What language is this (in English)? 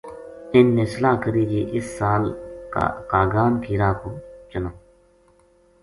Gujari